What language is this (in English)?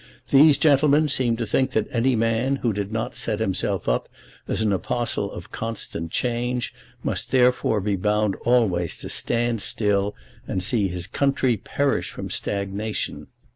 English